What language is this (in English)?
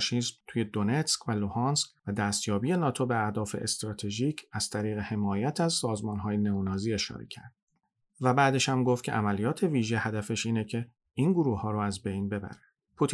Persian